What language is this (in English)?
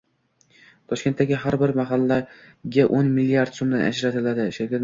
Uzbek